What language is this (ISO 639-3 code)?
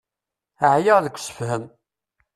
kab